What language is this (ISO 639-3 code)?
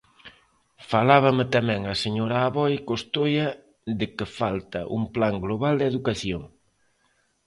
glg